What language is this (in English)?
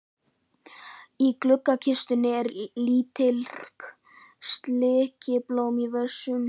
Icelandic